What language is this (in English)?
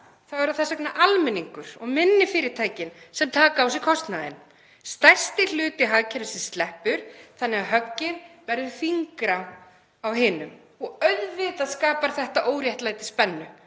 Icelandic